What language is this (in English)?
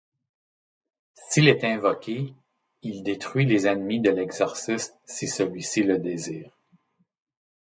French